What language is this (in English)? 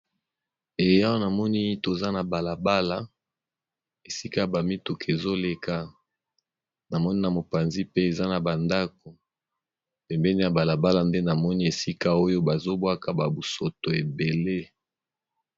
Lingala